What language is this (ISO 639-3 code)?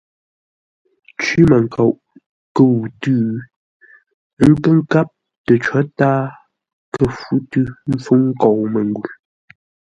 nla